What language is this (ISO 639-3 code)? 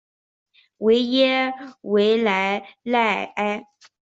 zho